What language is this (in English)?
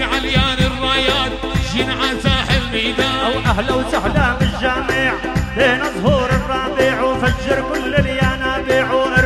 Arabic